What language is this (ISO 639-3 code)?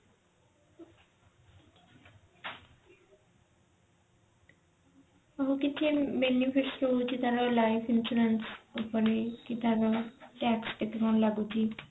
ori